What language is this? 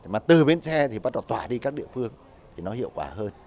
Vietnamese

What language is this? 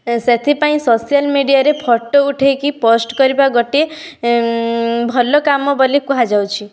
Odia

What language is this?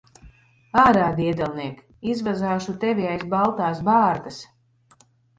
Latvian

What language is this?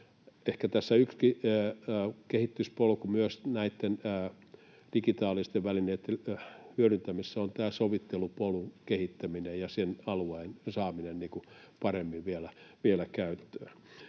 Finnish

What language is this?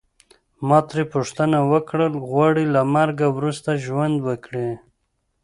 Pashto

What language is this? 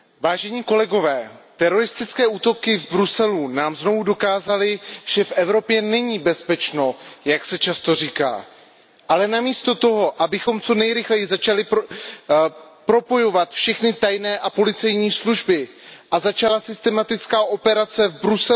Czech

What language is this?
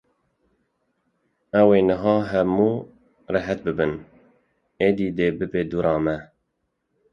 Kurdish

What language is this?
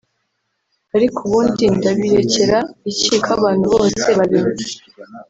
Kinyarwanda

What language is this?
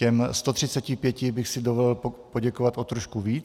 Czech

